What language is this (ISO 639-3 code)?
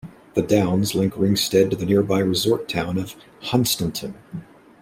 eng